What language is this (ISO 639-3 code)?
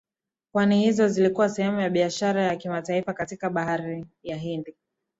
swa